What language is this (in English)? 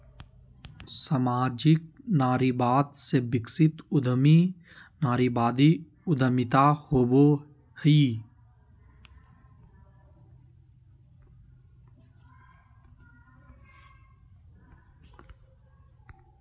Magahi